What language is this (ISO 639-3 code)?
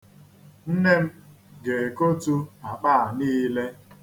ibo